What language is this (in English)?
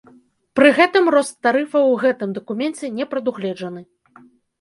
Belarusian